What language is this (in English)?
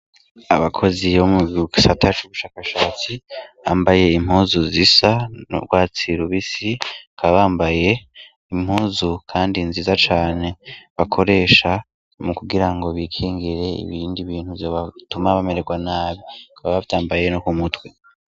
Rundi